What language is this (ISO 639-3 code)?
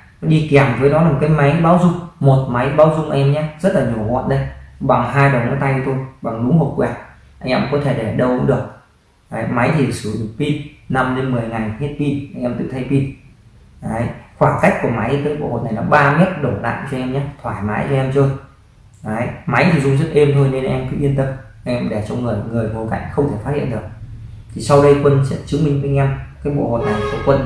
vie